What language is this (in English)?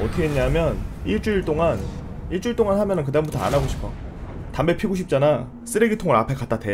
Korean